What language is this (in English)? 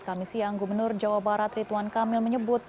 Indonesian